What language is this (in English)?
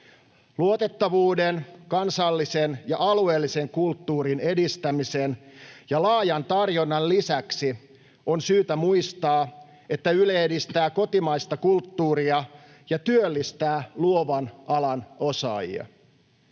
Finnish